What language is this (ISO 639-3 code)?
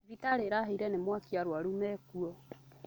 kik